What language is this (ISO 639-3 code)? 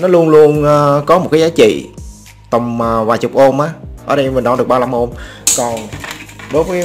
vie